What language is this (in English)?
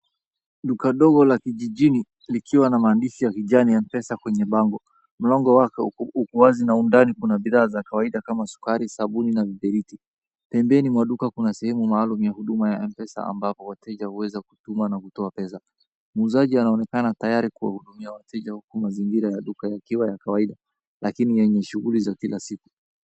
Swahili